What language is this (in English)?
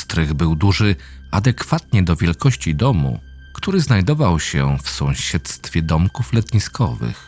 Polish